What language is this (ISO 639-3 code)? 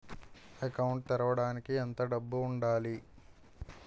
tel